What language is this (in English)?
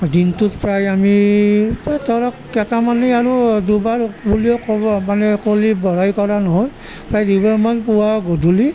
Assamese